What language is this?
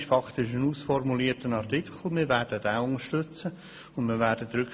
Swiss German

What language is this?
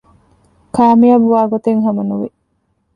Divehi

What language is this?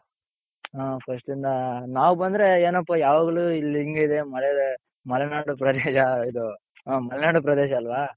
Kannada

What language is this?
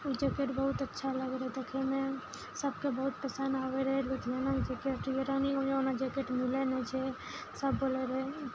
Maithili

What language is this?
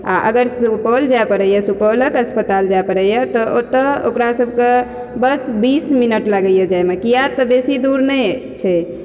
Maithili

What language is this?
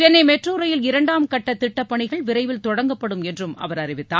Tamil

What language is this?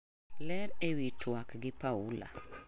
Luo (Kenya and Tanzania)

